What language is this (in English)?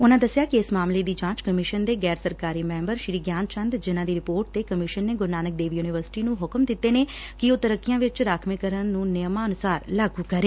Punjabi